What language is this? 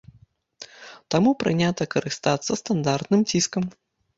Belarusian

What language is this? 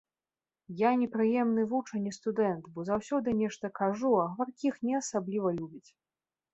Belarusian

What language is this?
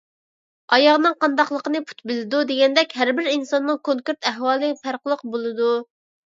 Uyghur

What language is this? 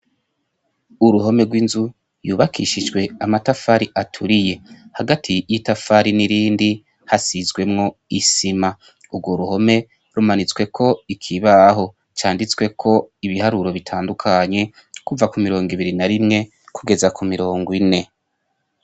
Rundi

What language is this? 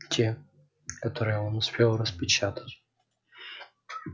Russian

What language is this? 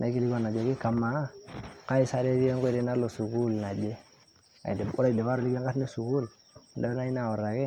Masai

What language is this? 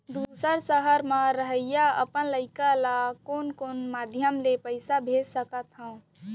Chhattisgarhi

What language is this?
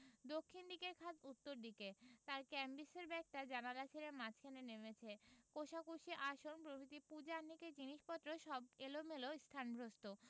Bangla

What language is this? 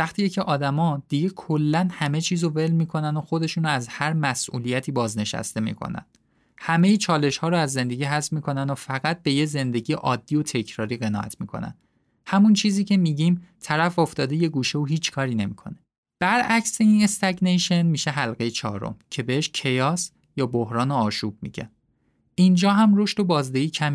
Persian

